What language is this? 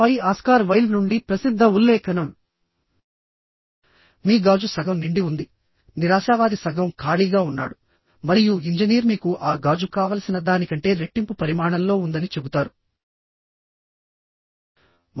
Telugu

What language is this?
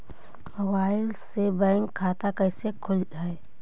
Magahi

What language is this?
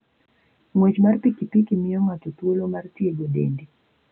Luo (Kenya and Tanzania)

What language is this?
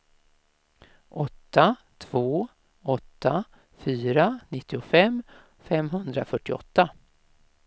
Swedish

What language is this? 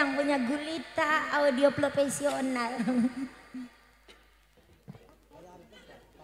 Indonesian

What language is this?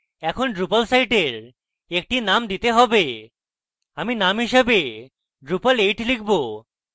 Bangla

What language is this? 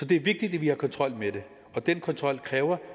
Danish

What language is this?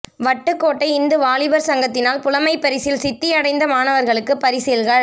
Tamil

